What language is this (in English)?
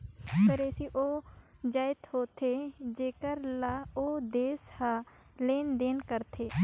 Chhattisgarhi